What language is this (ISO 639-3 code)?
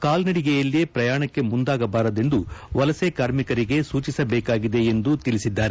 kan